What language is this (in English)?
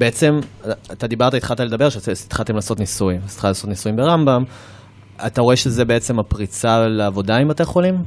Hebrew